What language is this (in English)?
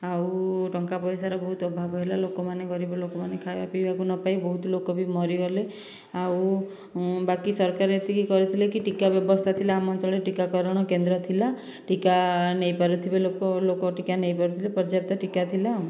Odia